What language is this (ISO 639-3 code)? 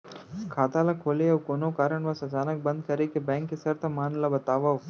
hne